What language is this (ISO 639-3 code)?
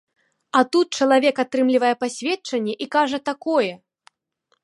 bel